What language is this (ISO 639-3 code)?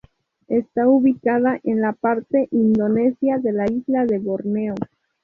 spa